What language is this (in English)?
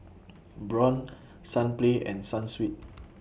English